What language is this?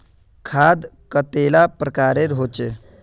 Magahi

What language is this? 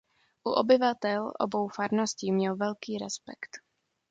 Czech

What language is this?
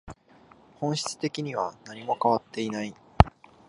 Japanese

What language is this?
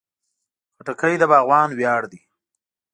Pashto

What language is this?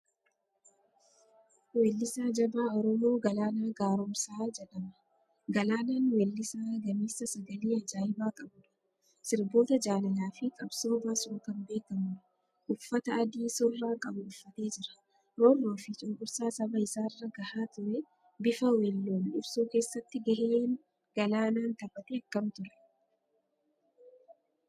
Oromo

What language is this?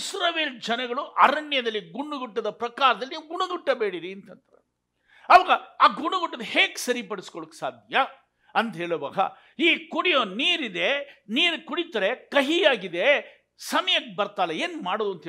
Kannada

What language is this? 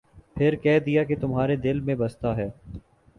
Urdu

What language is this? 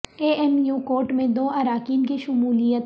Urdu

